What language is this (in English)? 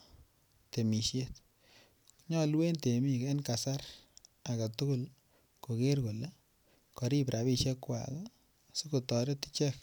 Kalenjin